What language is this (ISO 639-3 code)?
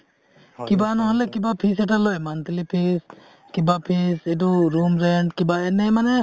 asm